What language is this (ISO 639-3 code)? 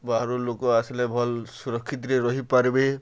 ori